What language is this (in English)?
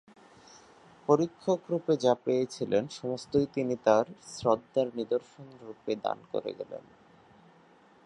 Bangla